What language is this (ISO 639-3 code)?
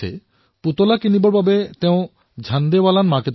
asm